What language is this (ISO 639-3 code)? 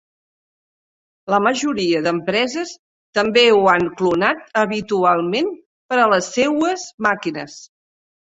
cat